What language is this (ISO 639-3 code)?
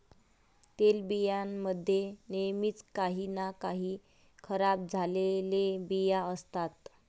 mar